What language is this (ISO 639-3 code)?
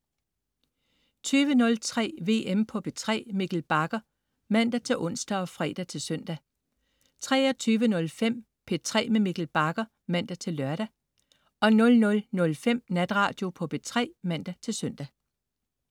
dan